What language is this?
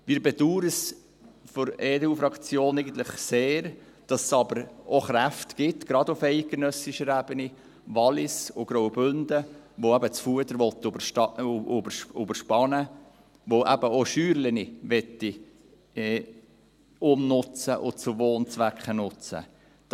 Swiss German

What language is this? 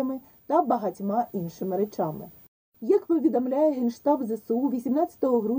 Ukrainian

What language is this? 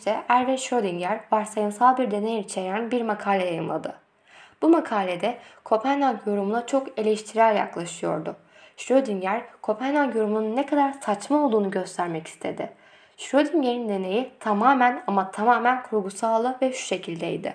Turkish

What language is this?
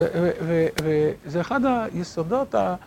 Hebrew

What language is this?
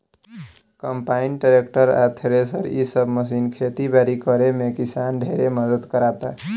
Bhojpuri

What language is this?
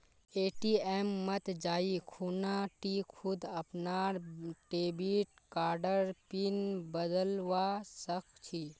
Magahi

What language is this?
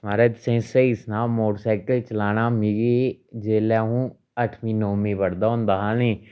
Dogri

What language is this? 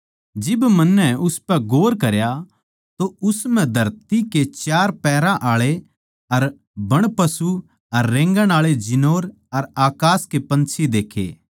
Haryanvi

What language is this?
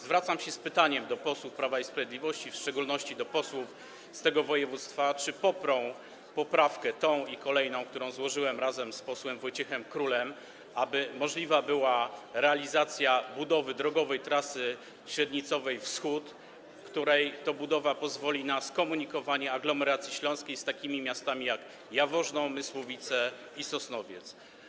Polish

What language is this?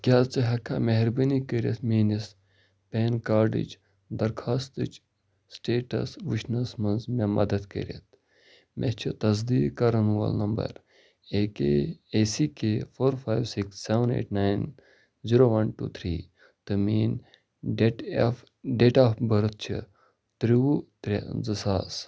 Kashmiri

